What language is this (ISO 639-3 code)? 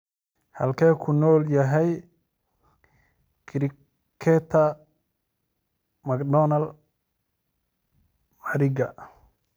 som